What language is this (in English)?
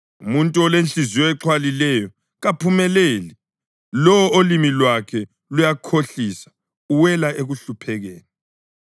North Ndebele